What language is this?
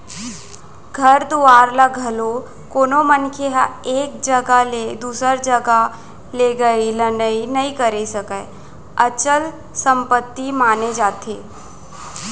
Chhattisgarhi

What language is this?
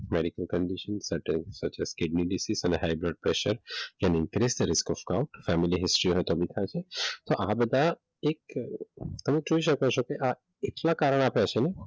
Gujarati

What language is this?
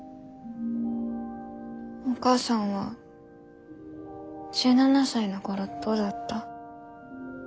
Japanese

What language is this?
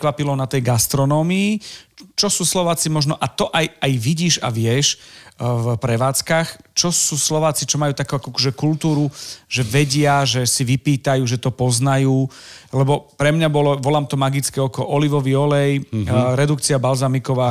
Slovak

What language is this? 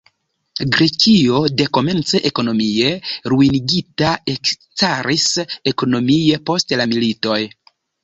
Esperanto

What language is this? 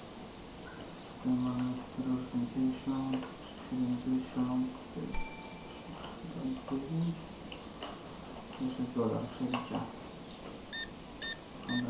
Polish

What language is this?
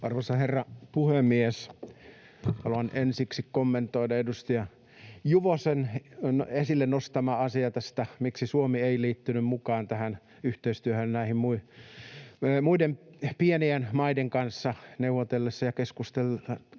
Finnish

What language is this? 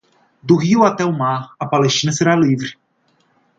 Portuguese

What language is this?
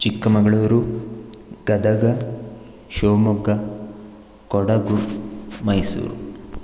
Sanskrit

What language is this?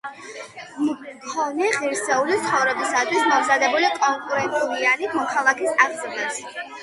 Georgian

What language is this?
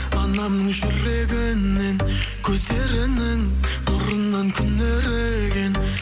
Kazakh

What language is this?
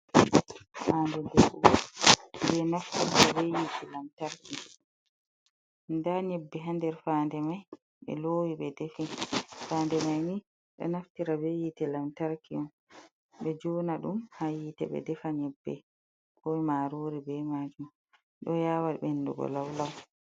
Fula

